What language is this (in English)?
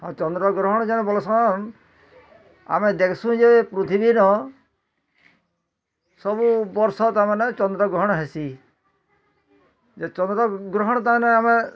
Odia